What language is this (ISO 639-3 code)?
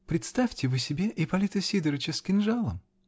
rus